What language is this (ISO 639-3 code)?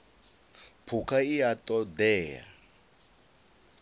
ven